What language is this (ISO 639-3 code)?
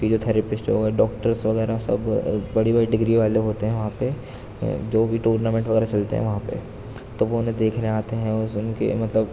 urd